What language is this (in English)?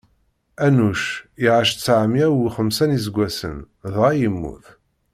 Kabyle